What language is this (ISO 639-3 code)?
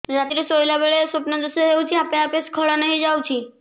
ori